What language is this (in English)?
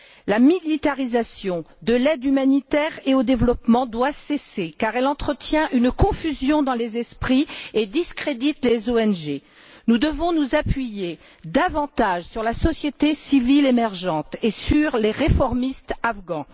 French